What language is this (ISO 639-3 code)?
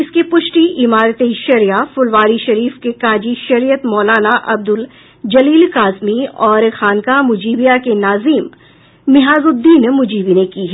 hin